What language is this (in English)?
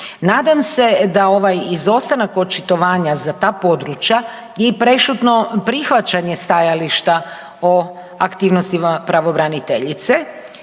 Croatian